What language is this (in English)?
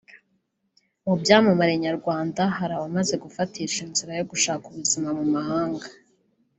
Kinyarwanda